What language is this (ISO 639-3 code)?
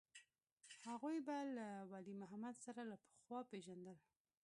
pus